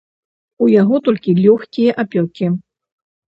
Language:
Belarusian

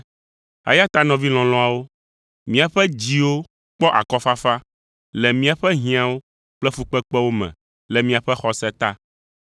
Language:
Ewe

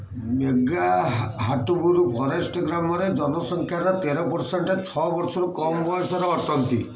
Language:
Odia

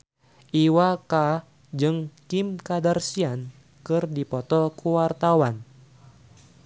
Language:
Sundanese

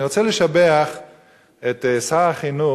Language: Hebrew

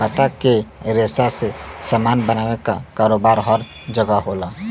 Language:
Bhojpuri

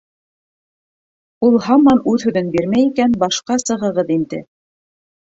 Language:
Bashkir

